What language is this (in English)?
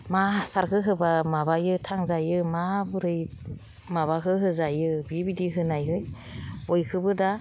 Bodo